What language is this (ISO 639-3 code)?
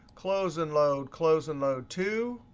eng